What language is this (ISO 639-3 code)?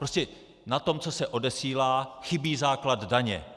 ces